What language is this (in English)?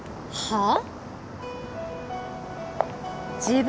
Japanese